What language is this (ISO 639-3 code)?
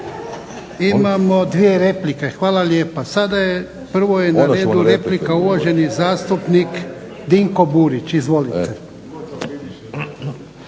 hrv